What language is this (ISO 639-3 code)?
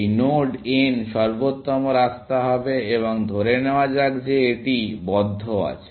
ben